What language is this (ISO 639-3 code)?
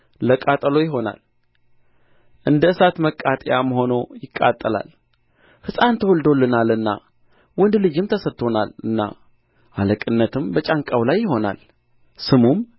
amh